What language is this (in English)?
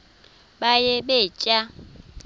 Xhosa